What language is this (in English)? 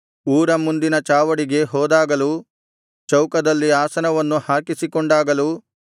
Kannada